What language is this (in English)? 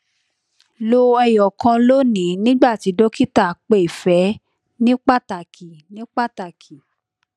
Yoruba